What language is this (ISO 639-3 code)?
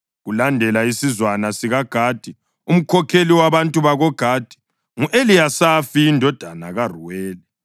nde